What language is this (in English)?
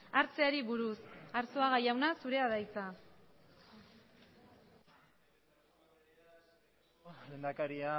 Basque